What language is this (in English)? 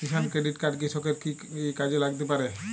Bangla